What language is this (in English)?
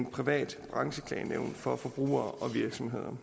Danish